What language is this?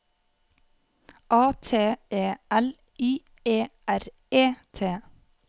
Norwegian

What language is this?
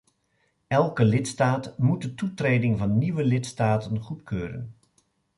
Dutch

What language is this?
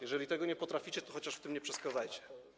Polish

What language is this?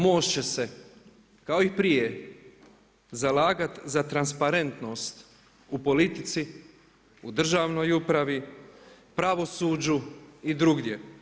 Croatian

